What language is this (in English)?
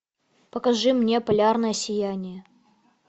Russian